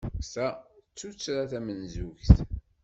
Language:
Kabyle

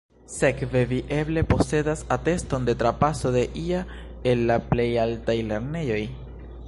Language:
Esperanto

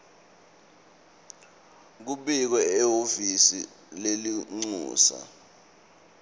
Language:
Swati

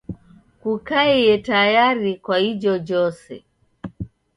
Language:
Taita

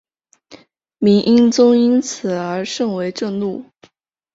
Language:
Chinese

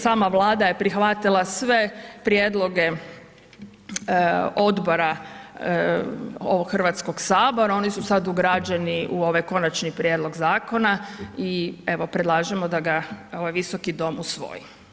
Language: Croatian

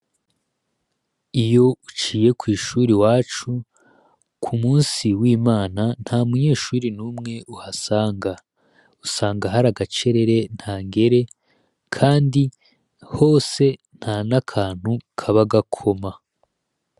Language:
Rundi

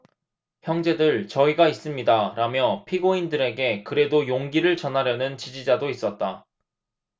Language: Korean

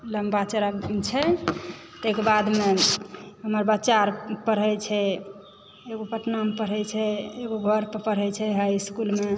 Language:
Maithili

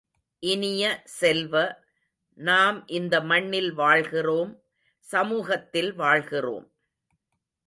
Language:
Tamil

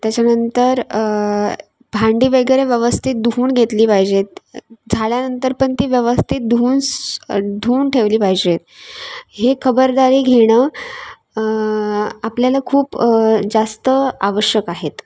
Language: Marathi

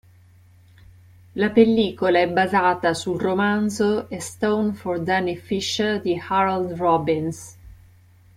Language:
Italian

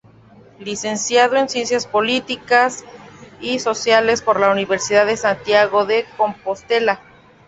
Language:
Spanish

